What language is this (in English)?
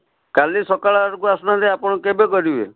Odia